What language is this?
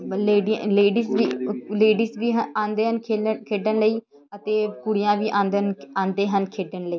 Punjabi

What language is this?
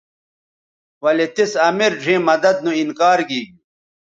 Bateri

